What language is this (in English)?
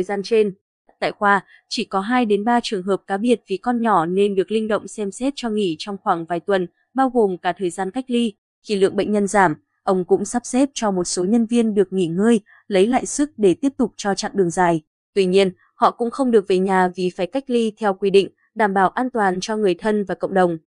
Vietnamese